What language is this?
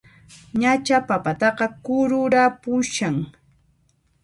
Puno Quechua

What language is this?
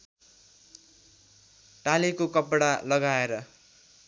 Nepali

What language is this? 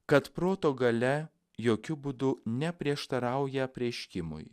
Lithuanian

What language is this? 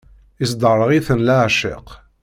Kabyle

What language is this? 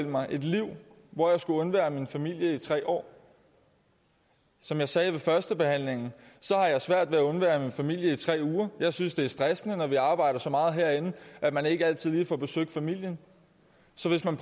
Danish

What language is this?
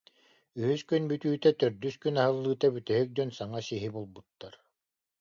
Yakut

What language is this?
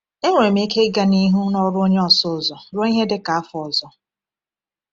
Igbo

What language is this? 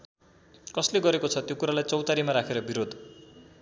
Nepali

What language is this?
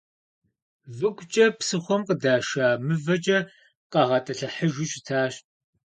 Kabardian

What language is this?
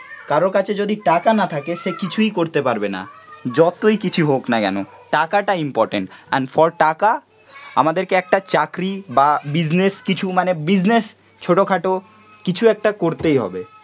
Bangla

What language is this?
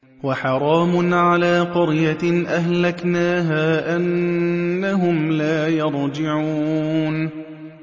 Arabic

